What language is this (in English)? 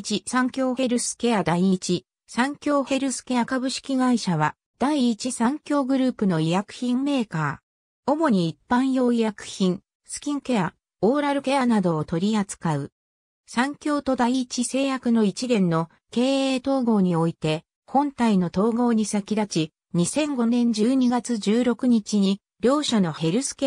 Japanese